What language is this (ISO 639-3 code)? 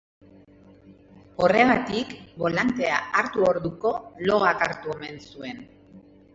eus